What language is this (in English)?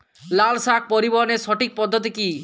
Bangla